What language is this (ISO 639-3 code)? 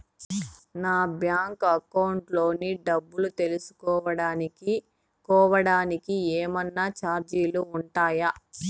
tel